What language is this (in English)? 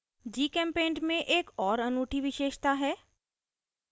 Hindi